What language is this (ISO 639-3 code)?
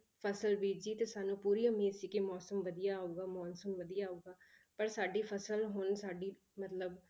pan